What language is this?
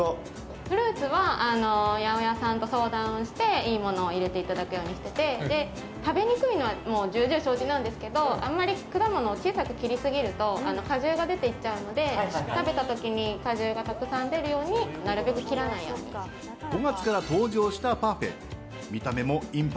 Japanese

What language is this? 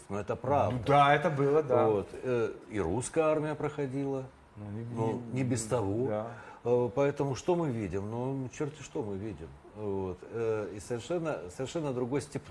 Russian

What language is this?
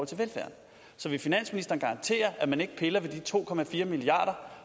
Danish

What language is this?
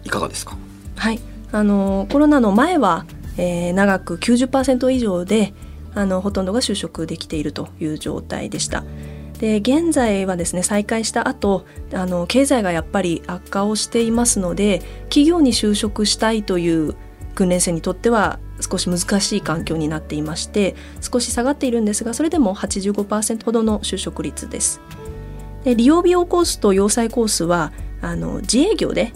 Japanese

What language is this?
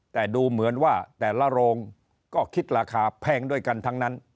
Thai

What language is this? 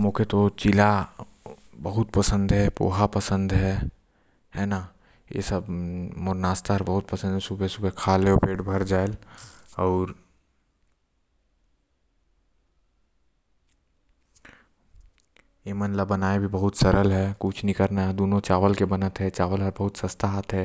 Korwa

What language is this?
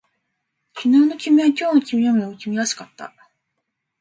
Japanese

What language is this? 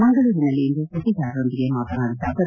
Kannada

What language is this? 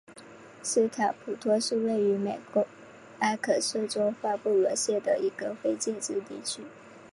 Chinese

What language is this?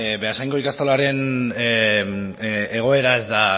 Basque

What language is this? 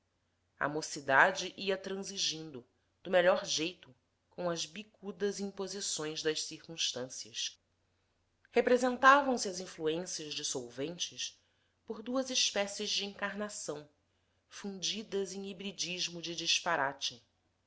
Portuguese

